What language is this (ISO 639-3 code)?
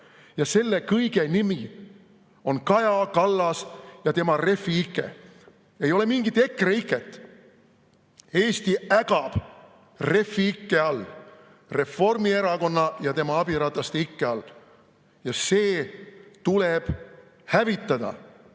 est